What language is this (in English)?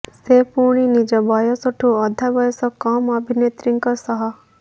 Odia